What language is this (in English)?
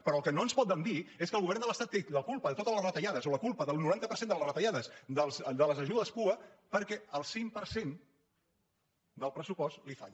Catalan